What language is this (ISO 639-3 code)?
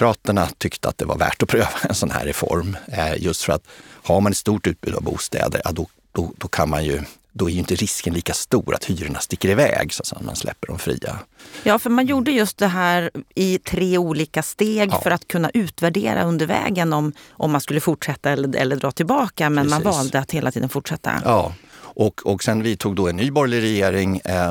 swe